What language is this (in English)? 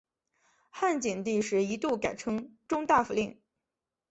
Chinese